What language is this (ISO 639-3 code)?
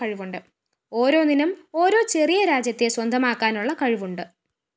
mal